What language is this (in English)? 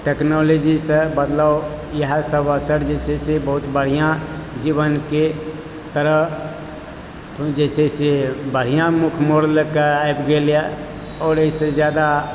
Maithili